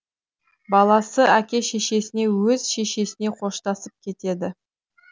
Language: Kazakh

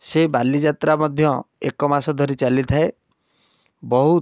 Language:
Odia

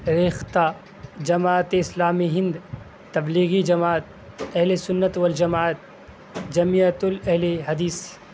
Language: Urdu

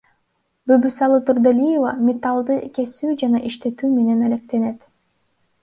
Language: Kyrgyz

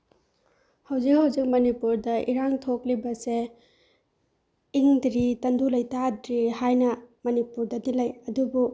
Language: Manipuri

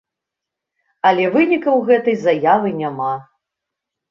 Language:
Belarusian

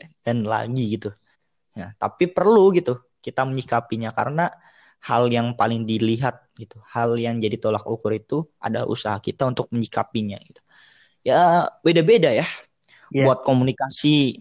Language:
Indonesian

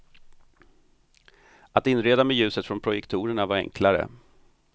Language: Swedish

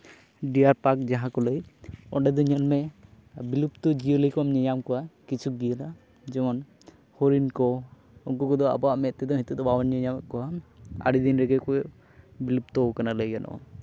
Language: Santali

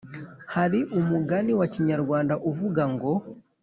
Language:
Kinyarwanda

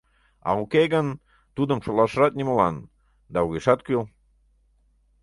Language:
Mari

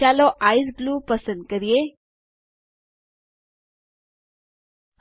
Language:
Gujarati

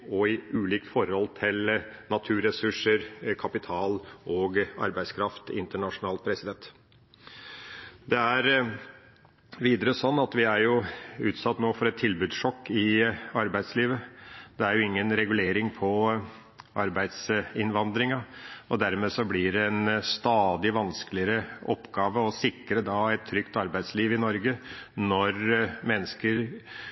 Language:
Norwegian Bokmål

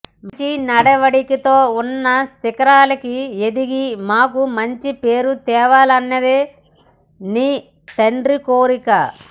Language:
Telugu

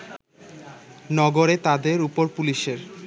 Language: Bangla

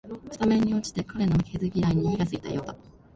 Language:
Japanese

